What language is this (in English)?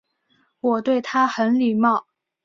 Chinese